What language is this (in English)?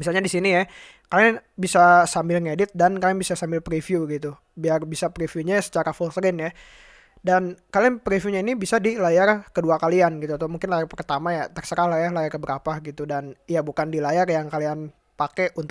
Indonesian